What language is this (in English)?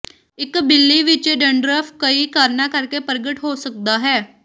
Punjabi